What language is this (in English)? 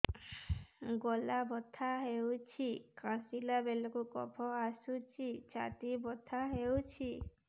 Odia